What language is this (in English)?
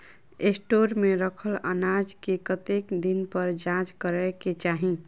Maithili